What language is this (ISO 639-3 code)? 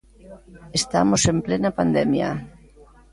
glg